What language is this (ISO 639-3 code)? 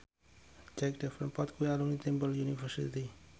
jav